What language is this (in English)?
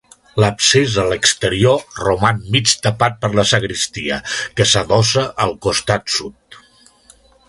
Catalan